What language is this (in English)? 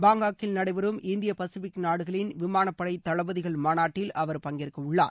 Tamil